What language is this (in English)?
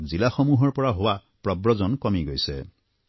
Assamese